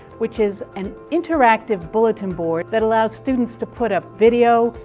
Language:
English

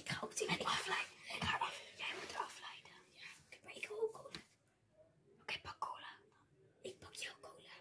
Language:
Dutch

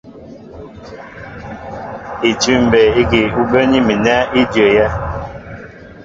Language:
Mbo (Cameroon)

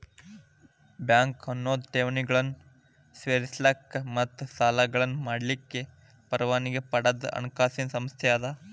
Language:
Kannada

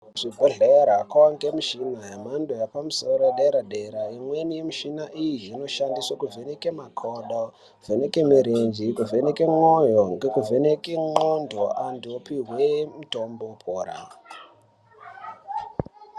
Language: Ndau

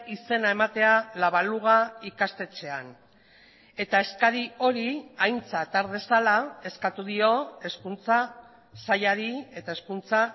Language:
Basque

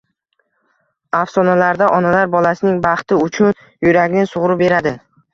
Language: Uzbek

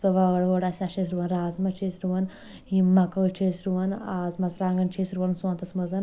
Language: Kashmiri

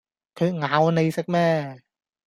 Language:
Cantonese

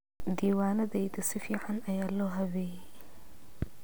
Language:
Somali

